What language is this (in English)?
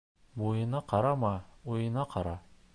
Bashkir